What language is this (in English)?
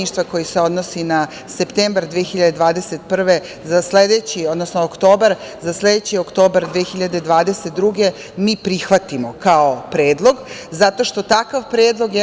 Serbian